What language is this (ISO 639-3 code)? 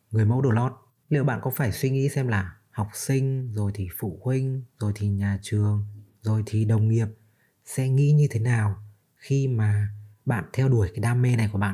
vie